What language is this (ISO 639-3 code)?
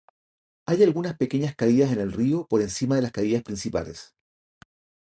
spa